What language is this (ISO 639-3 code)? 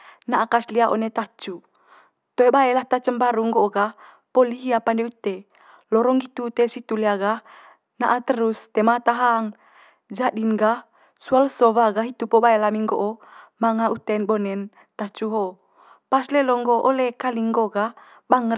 mqy